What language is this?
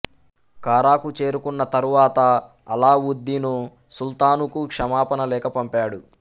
Telugu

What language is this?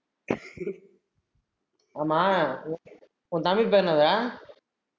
Tamil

